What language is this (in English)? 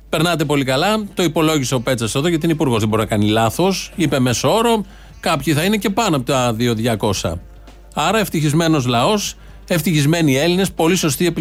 Greek